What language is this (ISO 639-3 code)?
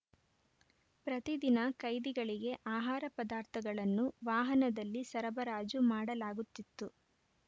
kan